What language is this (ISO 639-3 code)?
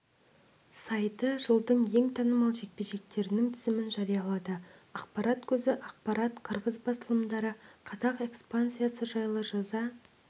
kaz